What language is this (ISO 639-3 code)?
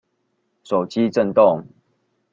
zho